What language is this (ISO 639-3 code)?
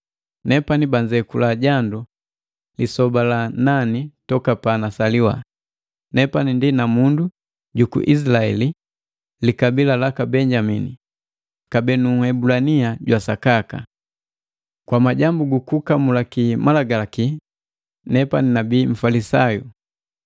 mgv